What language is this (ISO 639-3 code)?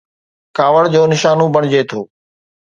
snd